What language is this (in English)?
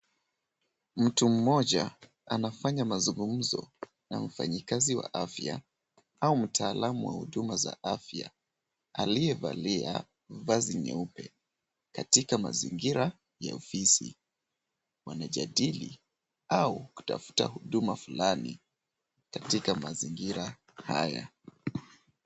Swahili